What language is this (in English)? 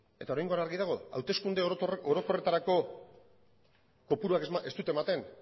Basque